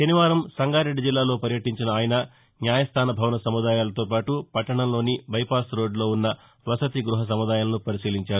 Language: Telugu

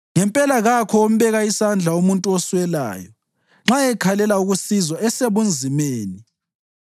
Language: North Ndebele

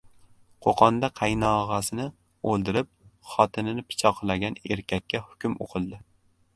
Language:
Uzbek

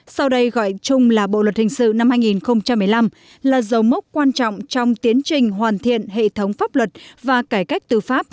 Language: Vietnamese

